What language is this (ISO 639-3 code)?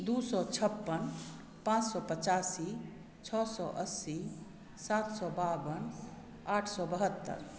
mai